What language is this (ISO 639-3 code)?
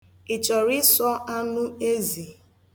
ibo